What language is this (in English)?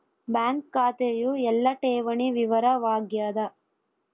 Kannada